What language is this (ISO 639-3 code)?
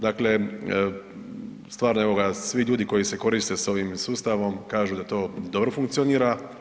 hrv